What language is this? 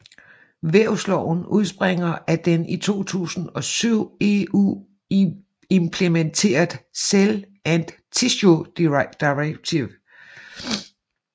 Danish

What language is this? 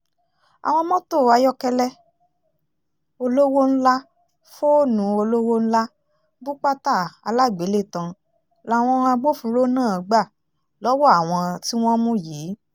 Yoruba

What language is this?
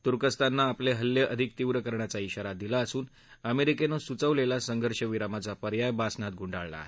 Marathi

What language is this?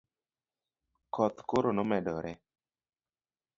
Luo (Kenya and Tanzania)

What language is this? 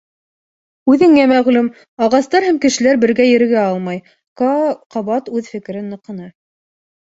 Bashkir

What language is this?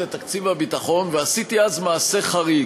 Hebrew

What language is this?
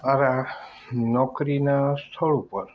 Gujarati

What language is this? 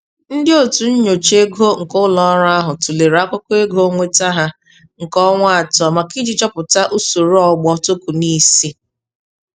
Igbo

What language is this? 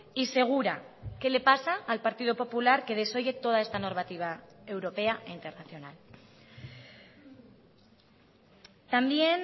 Spanish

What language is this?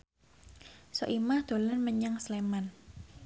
Javanese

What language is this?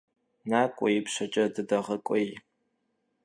Kabardian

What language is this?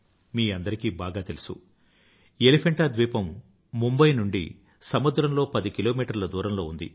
Telugu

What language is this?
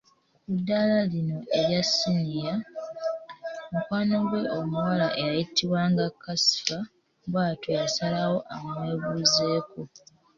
Ganda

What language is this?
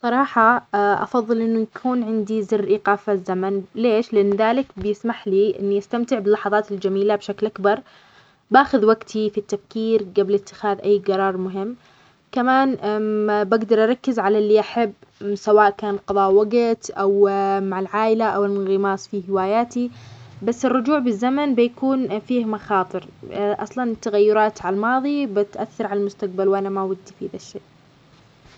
Omani Arabic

